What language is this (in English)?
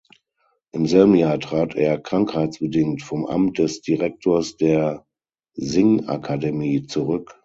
German